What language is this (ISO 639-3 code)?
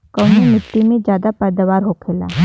bho